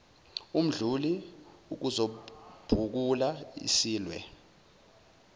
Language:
Zulu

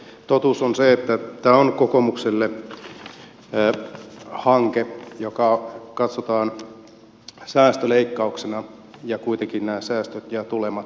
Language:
Finnish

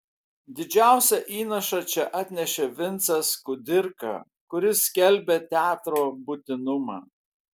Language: Lithuanian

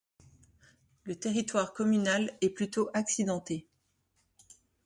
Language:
French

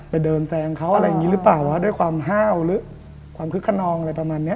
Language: Thai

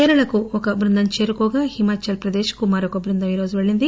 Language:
Telugu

